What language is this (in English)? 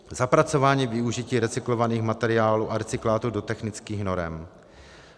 Czech